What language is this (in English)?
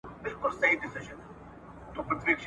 Pashto